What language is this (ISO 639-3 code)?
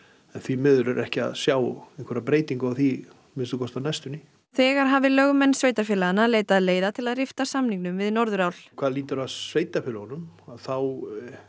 isl